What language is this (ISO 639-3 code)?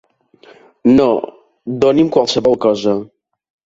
cat